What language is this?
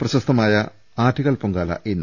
Malayalam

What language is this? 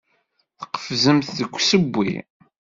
Kabyle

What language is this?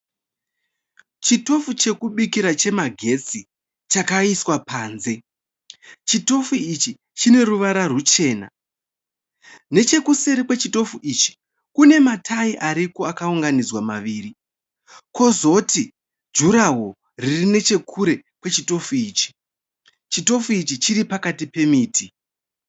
Shona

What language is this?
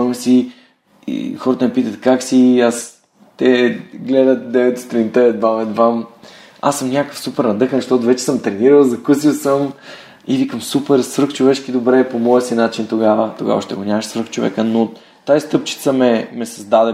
Bulgarian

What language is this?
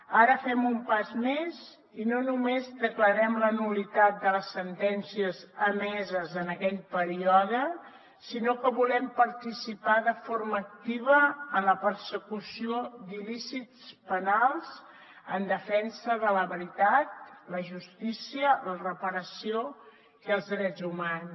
Catalan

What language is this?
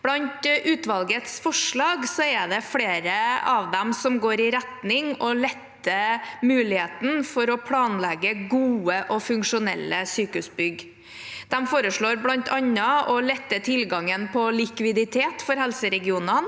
Norwegian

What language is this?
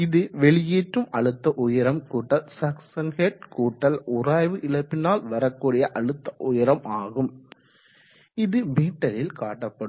Tamil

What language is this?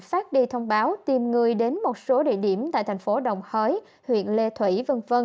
Vietnamese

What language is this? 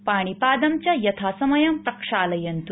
Sanskrit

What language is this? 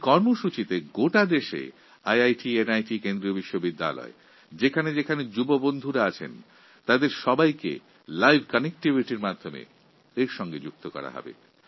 Bangla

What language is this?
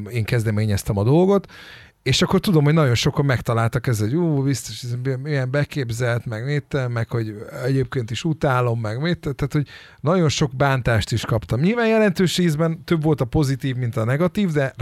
Hungarian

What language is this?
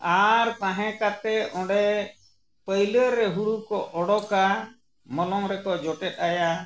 Santali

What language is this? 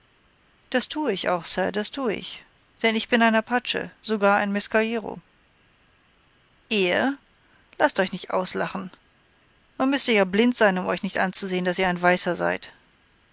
German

